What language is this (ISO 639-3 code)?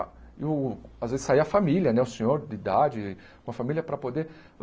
por